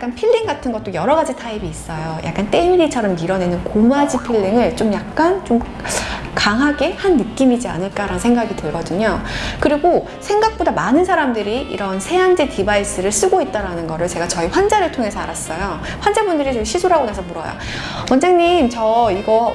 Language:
Korean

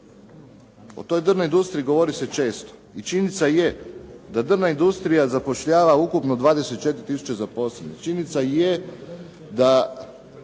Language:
Croatian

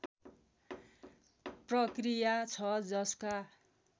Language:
Nepali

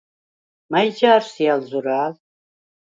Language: Svan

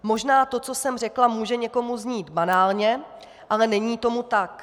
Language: Czech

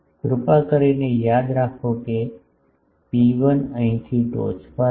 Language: Gujarati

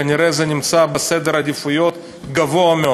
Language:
Hebrew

